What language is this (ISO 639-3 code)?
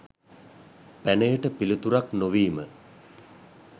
sin